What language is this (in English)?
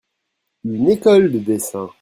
French